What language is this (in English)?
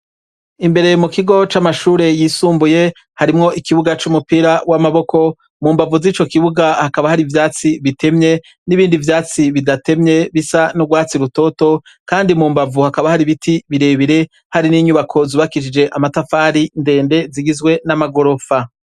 Rundi